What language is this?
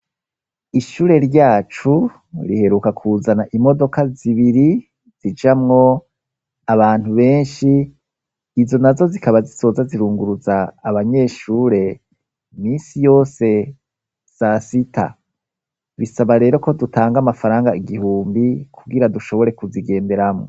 Rundi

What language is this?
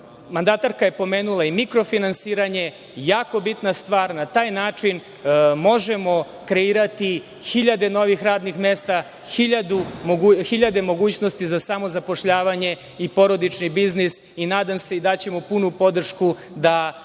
Serbian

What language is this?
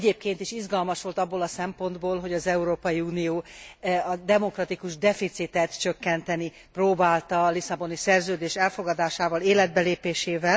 Hungarian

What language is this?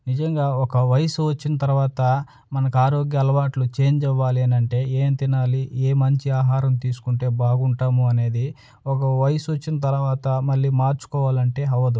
Telugu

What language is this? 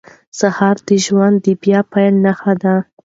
Pashto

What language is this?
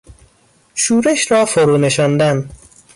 Persian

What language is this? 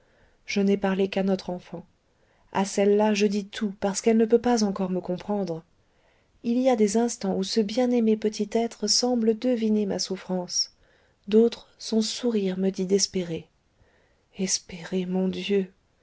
French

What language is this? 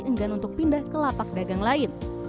Indonesian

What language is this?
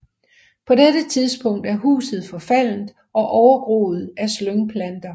Danish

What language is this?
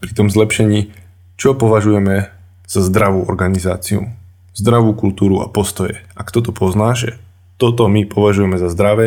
Slovak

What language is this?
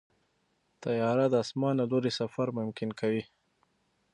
Pashto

